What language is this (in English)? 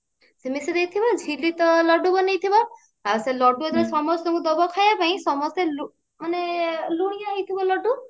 Odia